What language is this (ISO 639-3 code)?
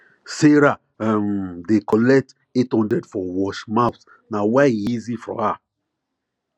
pcm